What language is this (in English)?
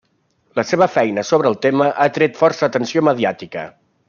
Catalan